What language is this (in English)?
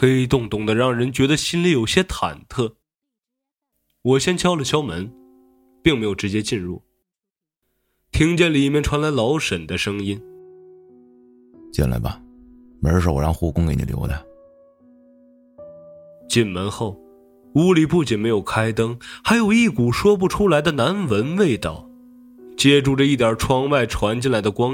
Chinese